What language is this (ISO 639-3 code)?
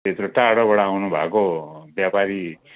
nep